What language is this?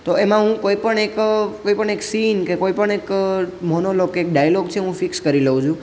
Gujarati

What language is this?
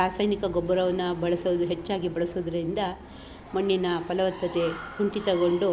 Kannada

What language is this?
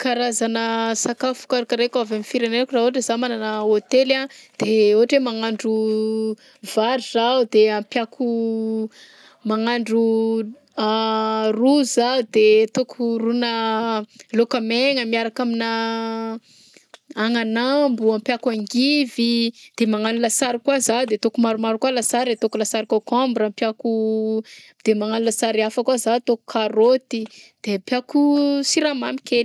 Southern Betsimisaraka Malagasy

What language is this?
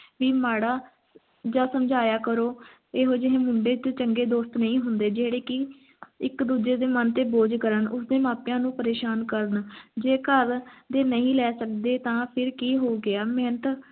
Punjabi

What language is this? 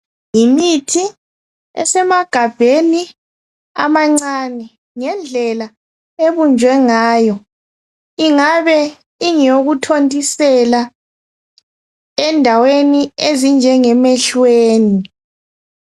North Ndebele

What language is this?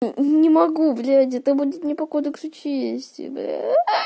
Russian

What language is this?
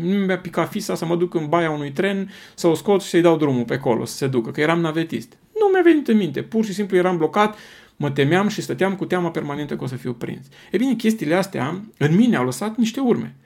Romanian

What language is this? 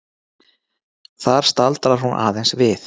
Icelandic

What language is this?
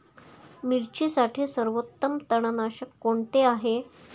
Marathi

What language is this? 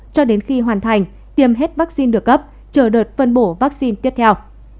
Vietnamese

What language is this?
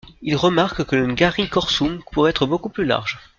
French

